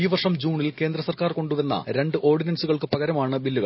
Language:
Malayalam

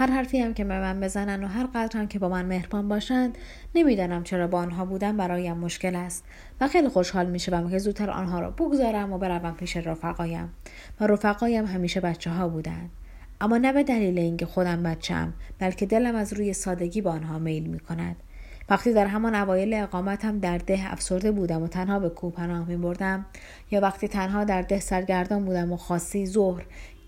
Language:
Persian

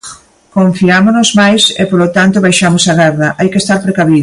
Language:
Galician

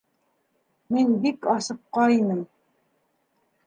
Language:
Bashkir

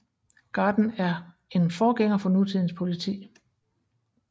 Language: Danish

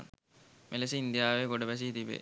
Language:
Sinhala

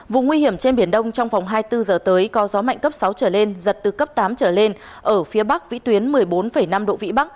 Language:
Vietnamese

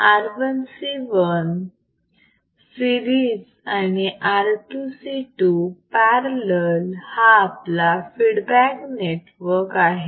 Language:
Marathi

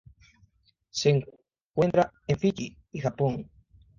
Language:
Spanish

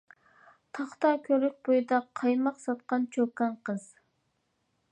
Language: Uyghur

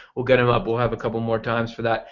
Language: English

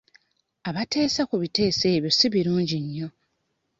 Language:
Ganda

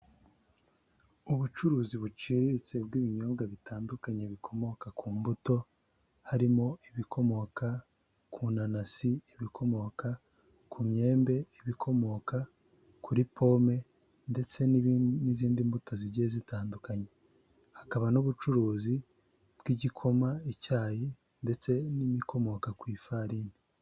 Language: Kinyarwanda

